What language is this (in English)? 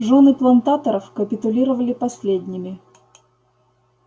Russian